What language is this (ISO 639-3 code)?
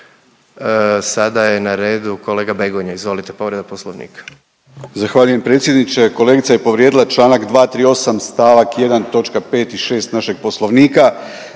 hrv